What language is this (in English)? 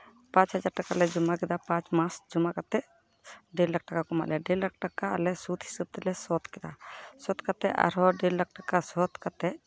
Santali